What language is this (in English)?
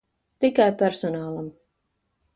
Latvian